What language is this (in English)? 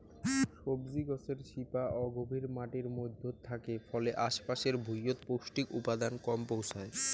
Bangla